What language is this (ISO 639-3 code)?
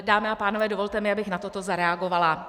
ces